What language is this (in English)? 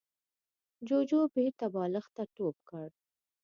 Pashto